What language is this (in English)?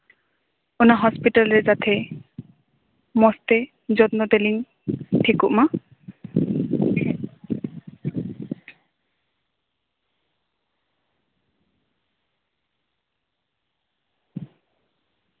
Santali